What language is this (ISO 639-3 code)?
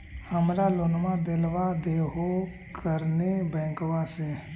mag